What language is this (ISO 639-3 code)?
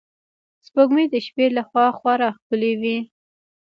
pus